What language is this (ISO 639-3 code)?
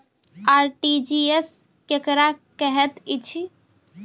mai